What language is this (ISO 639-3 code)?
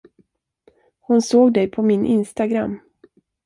swe